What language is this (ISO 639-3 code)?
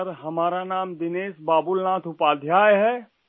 urd